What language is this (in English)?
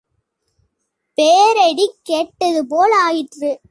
Tamil